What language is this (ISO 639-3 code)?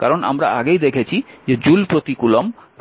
ben